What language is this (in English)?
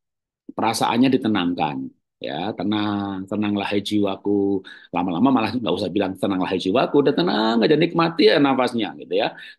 Indonesian